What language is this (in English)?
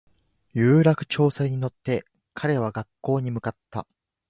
Japanese